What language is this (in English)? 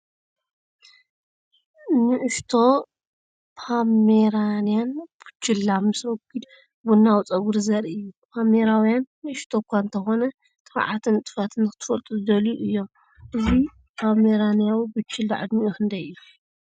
Tigrinya